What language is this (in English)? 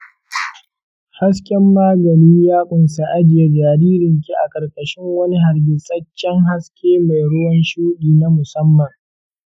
Hausa